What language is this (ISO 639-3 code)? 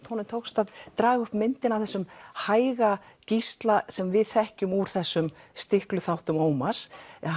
isl